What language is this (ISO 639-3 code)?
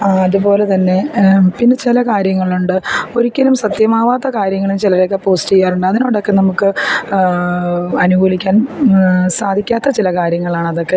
mal